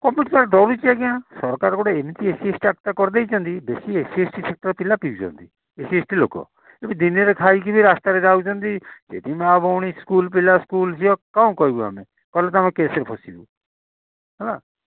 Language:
Odia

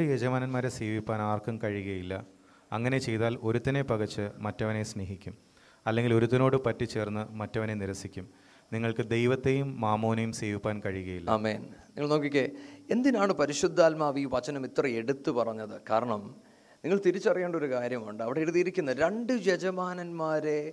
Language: Malayalam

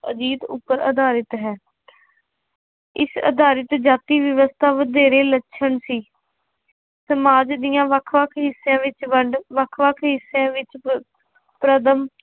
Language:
Punjabi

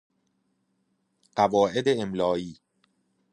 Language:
Persian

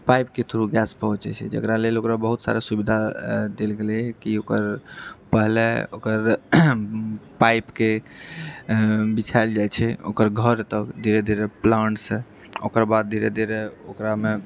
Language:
Maithili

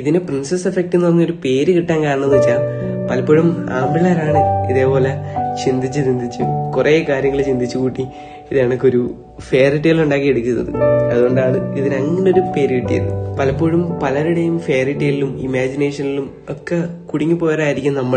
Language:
Malayalam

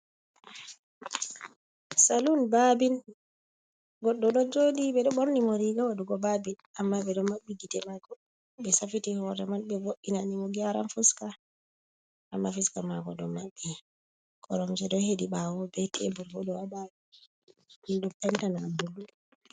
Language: Fula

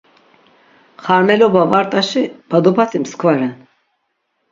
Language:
Laz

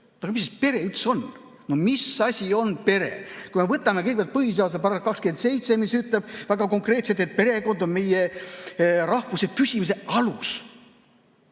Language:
Estonian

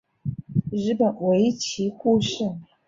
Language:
Chinese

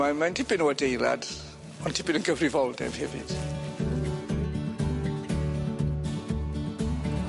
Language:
Welsh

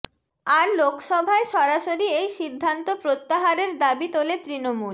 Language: Bangla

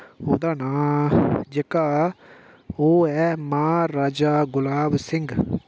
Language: Dogri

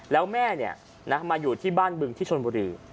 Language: Thai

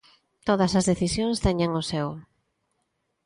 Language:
Galician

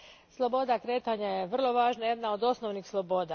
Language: Croatian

